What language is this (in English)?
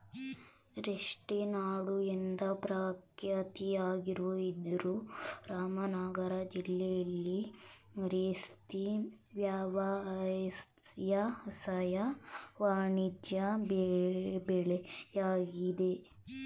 Kannada